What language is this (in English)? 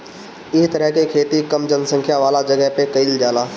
Bhojpuri